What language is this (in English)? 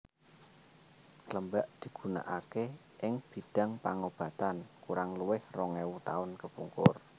Javanese